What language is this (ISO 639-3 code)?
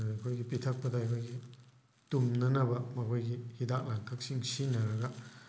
mni